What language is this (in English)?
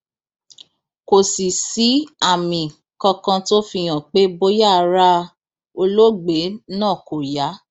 Yoruba